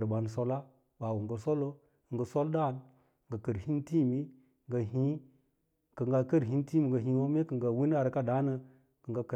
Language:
Lala-Roba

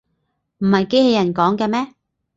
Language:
Cantonese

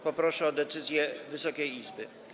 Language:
Polish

